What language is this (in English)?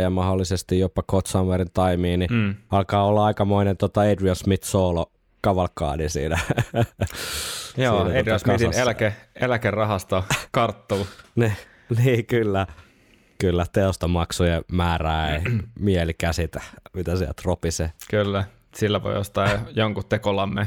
Finnish